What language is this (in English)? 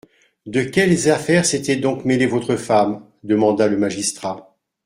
French